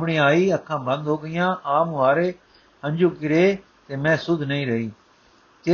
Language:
Punjabi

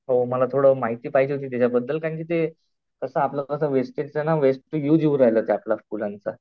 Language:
Marathi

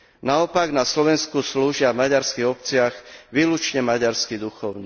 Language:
Slovak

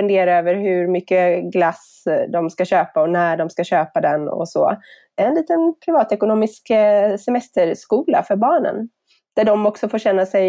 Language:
Swedish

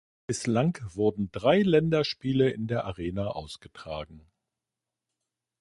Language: German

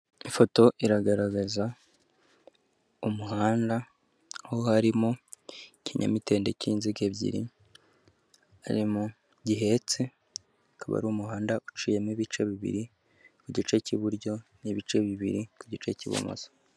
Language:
Kinyarwanda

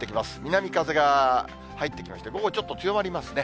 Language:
Japanese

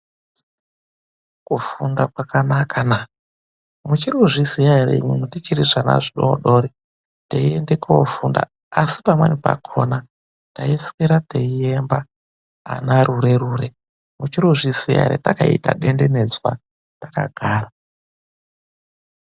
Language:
Ndau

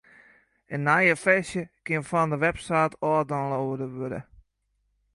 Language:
Western Frisian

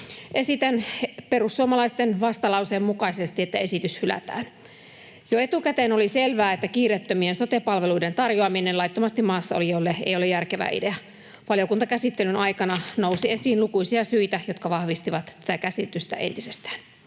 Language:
Finnish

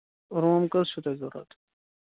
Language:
Kashmiri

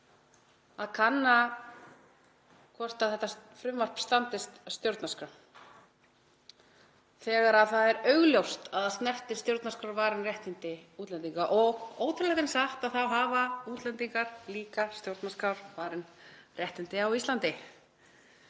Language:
Icelandic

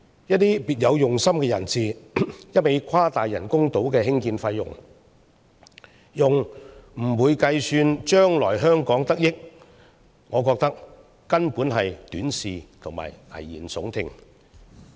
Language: Cantonese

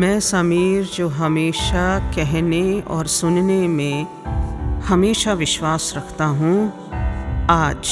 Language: Hindi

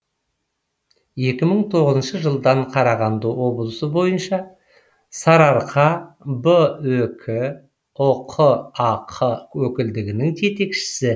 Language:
Kazakh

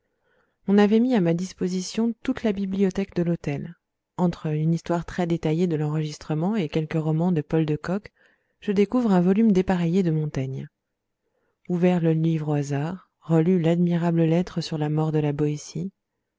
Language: French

